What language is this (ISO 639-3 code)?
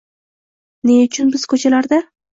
uzb